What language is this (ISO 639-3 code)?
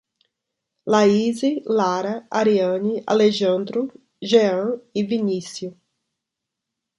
por